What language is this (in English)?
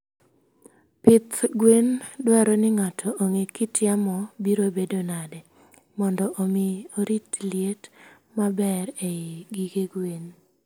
Luo (Kenya and Tanzania)